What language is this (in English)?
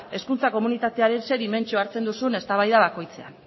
Basque